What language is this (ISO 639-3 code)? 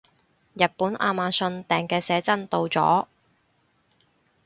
yue